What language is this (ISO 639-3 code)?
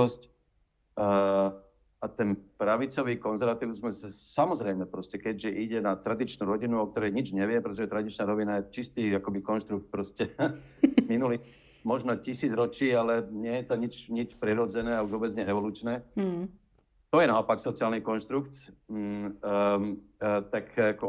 slk